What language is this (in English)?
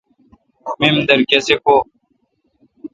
Kalkoti